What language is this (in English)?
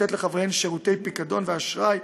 Hebrew